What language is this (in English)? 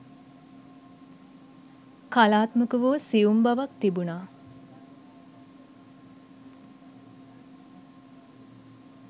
Sinhala